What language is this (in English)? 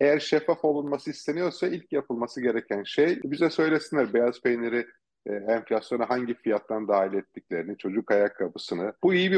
Turkish